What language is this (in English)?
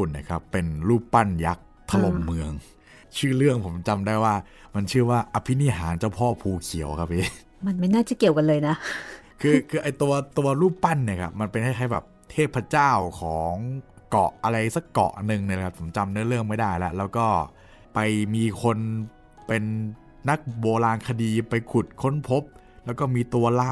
Thai